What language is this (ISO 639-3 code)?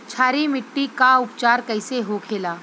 bho